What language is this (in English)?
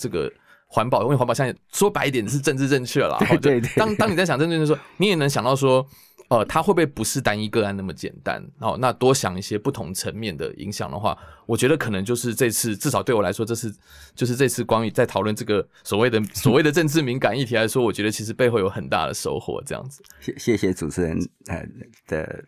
Chinese